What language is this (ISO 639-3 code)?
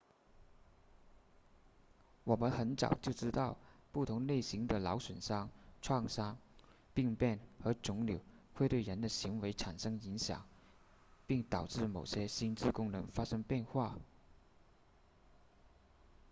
zho